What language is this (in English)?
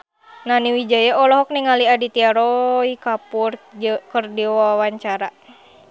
Sundanese